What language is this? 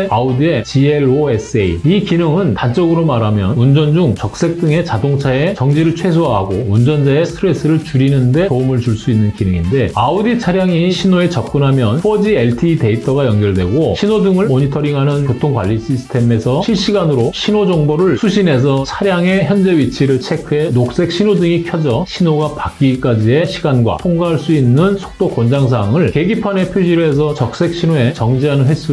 Korean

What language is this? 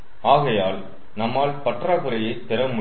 Tamil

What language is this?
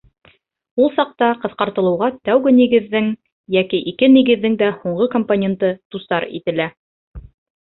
Bashkir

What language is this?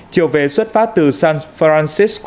Vietnamese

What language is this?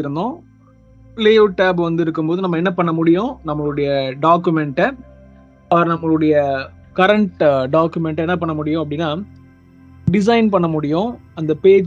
Tamil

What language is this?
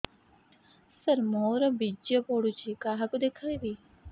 Odia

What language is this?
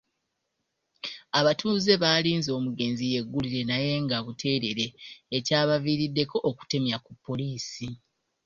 Ganda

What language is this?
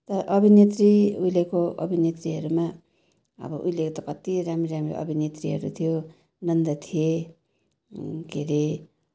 Nepali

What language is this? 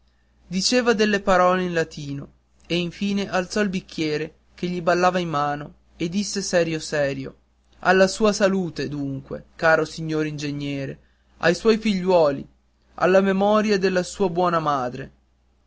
Italian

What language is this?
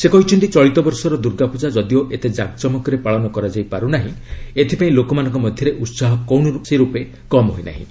Odia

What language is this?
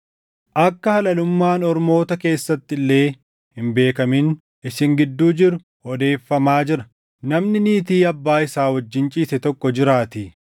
Oromo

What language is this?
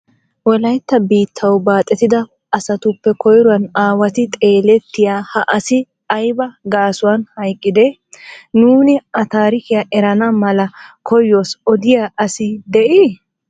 Wolaytta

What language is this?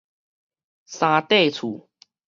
Min Nan Chinese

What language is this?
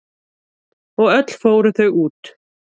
Icelandic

